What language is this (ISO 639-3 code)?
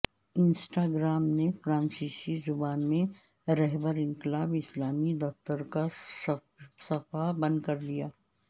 urd